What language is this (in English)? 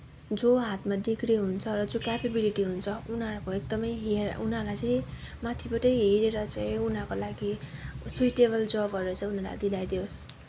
Nepali